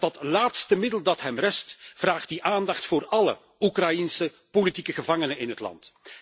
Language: Dutch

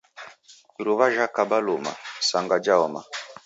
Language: Taita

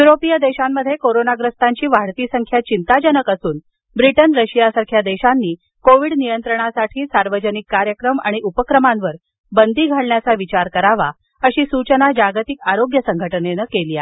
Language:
Marathi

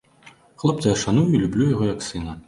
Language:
Belarusian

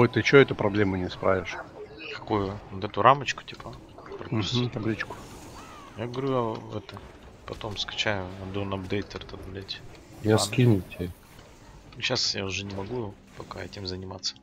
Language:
Russian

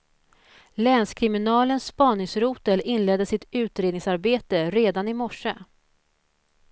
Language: Swedish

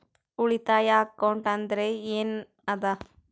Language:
Kannada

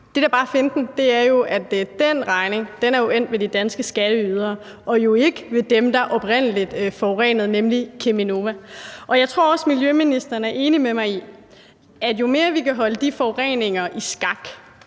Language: Danish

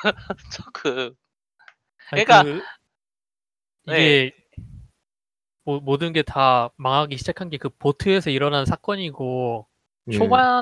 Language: Korean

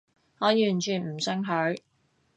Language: Cantonese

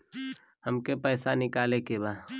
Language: Bhojpuri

